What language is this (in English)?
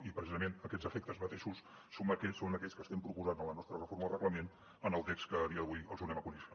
Catalan